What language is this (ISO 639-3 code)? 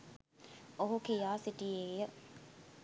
sin